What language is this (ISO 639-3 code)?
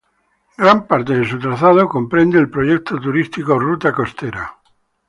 spa